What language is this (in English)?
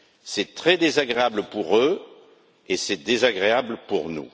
French